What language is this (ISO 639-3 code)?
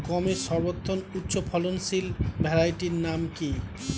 ben